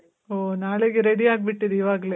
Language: Kannada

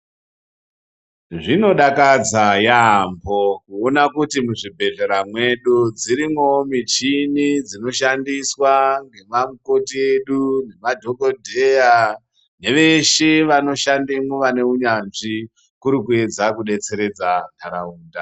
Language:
Ndau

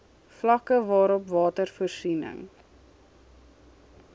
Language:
Afrikaans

